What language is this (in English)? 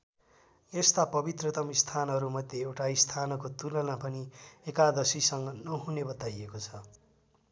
Nepali